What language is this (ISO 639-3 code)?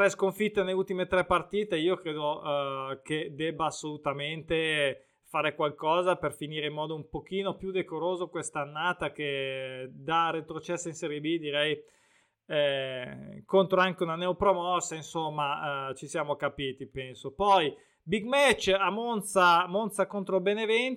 ita